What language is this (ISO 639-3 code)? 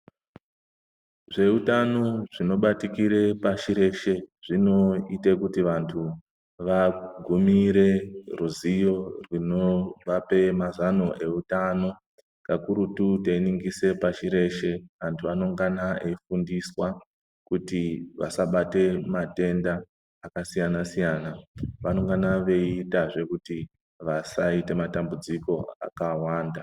ndc